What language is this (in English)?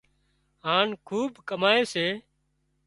Wadiyara Koli